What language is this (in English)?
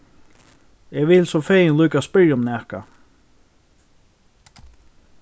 Faroese